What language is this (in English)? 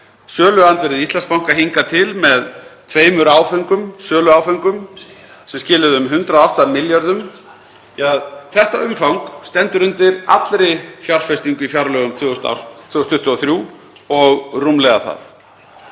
Icelandic